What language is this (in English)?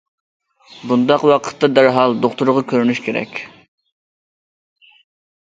Uyghur